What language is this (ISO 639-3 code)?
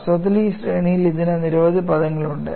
mal